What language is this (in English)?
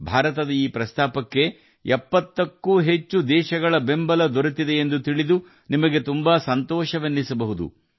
Kannada